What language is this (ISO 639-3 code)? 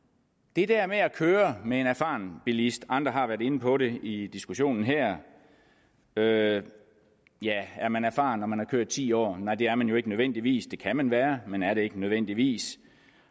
dan